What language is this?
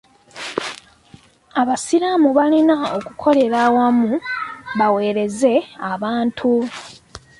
Ganda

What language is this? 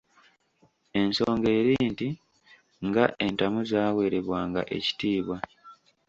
Ganda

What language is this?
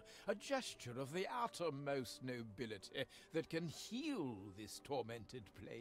Polish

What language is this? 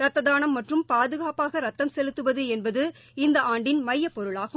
Tamil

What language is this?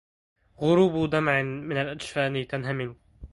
Arabic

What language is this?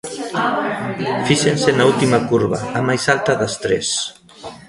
Galician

